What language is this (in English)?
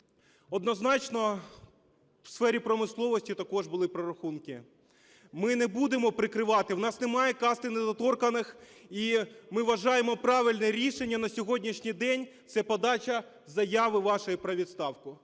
Ukrainian